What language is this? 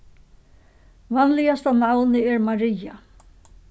Faroese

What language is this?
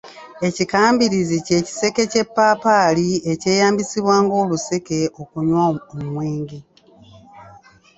Ganda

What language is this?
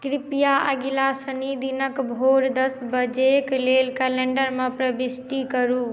Maithili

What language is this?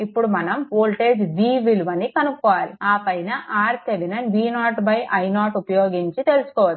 Telugu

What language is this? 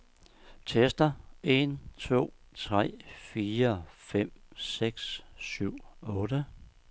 Danish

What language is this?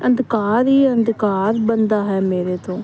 Punjabi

